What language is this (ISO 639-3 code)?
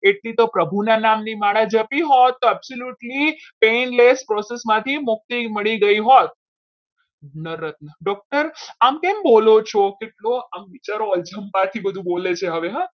guj